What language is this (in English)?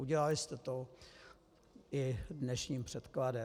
Czech